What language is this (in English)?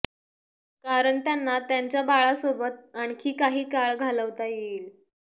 Marathi